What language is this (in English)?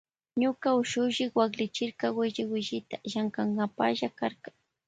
Loja Highland Quichua